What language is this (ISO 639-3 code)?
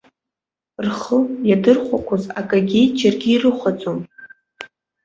abk